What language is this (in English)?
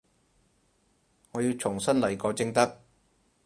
Cantonese